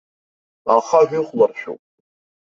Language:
Abkhazian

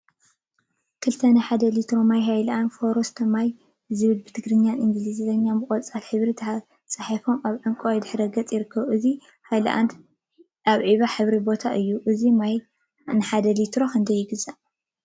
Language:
Tigrinya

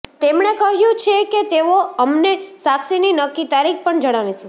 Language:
Gujarati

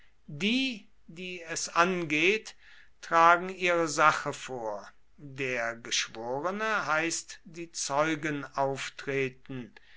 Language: German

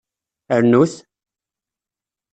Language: Kabyle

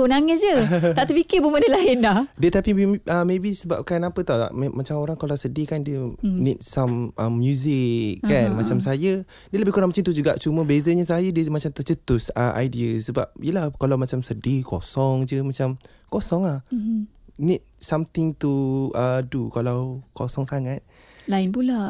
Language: Malay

